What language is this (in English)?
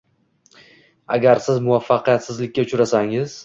Uzbek